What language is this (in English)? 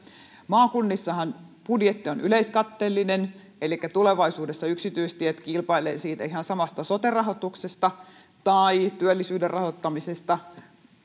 Finnish